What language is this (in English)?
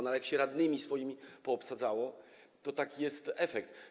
Polish